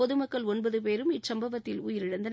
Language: Tamil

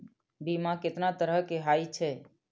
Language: Maithili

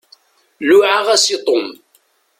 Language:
Kabyle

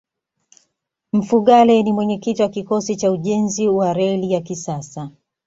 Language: Swahili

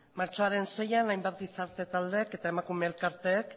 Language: Basque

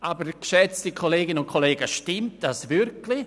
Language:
Swiss German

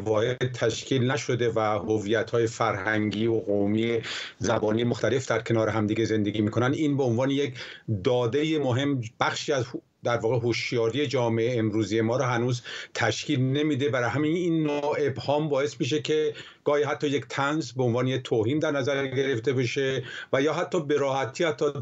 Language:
Persian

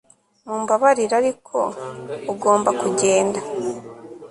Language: Kinyarwanda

